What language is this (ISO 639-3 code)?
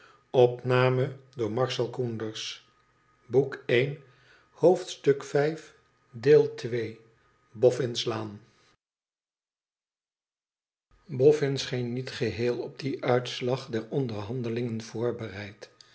nld